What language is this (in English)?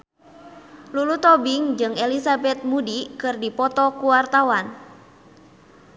Sundanese